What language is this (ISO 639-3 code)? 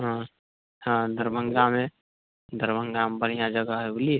mai